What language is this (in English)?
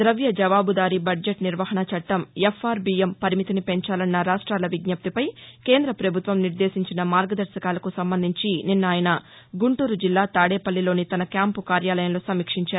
Telugu